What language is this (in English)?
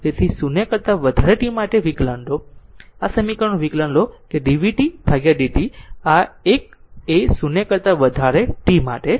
Gujarati